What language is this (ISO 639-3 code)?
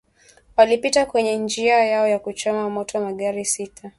swa